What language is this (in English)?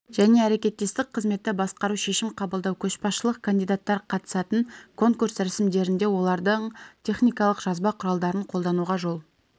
Kazakh